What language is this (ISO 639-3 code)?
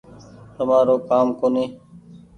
gig